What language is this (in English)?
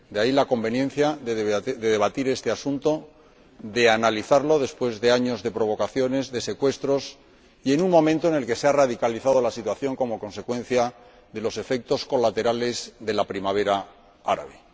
Spanish